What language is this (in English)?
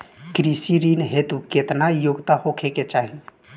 Bhojpuri